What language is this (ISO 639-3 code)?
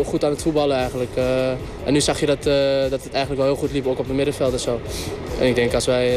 nld